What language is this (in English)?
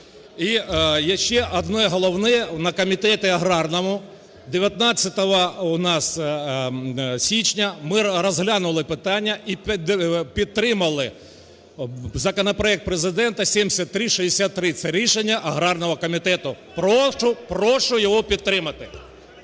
Ukrainian